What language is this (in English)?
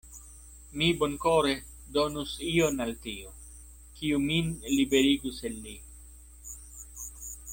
Esperanto